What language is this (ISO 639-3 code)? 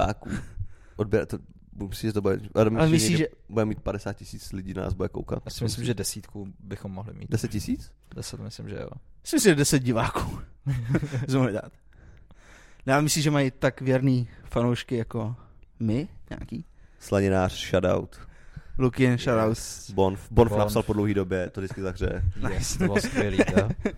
ces